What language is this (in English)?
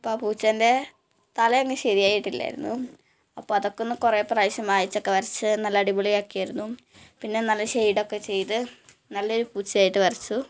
Malayalam